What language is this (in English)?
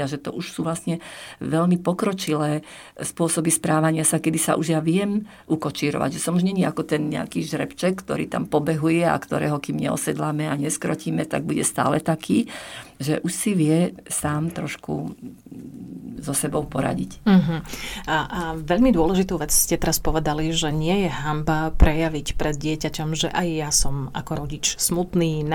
Slovak